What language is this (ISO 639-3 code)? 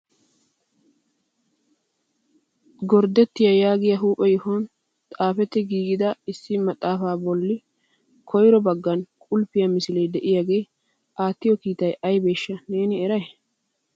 wal